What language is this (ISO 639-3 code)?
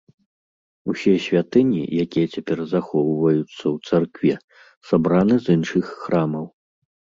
bel